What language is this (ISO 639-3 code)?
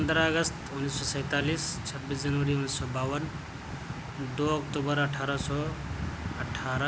urd